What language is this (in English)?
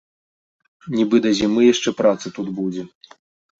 Belarusian